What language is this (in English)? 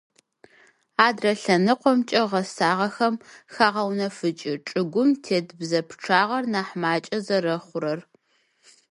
Adyghe